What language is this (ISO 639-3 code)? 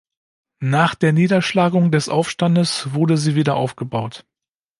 deu